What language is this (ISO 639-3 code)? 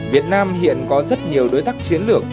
vie